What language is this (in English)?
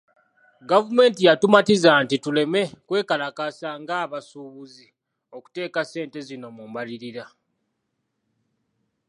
Ganda